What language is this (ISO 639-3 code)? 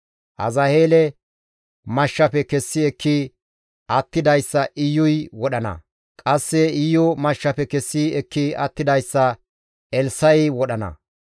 gmv